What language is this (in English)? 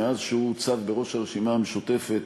Hebrew